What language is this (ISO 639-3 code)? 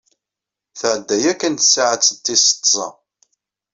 kab